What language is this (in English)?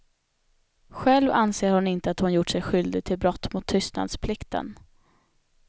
Swedish